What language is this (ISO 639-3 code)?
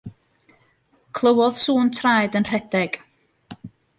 cym